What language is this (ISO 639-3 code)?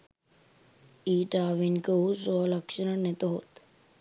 sin